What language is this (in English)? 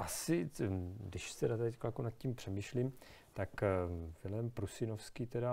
Czech